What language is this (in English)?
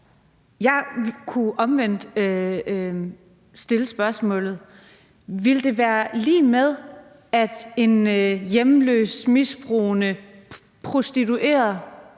Danish